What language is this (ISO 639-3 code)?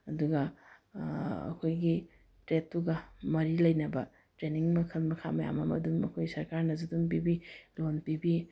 mni